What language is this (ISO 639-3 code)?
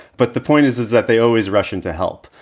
eng